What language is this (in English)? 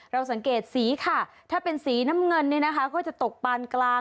Thai